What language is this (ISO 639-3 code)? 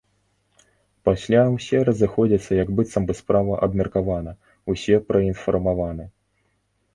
bel